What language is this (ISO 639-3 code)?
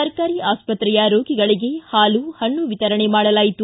kan